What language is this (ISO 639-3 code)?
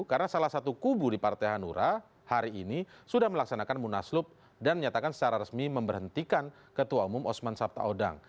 ind